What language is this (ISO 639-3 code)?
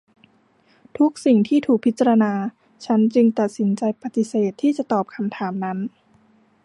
tha